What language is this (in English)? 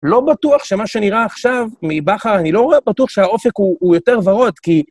Hebrew